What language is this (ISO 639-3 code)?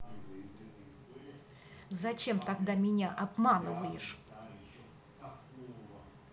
rus